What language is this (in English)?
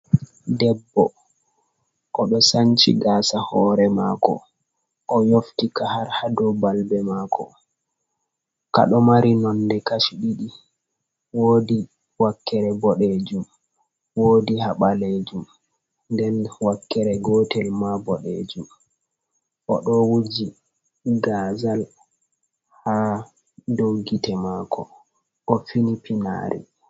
Fula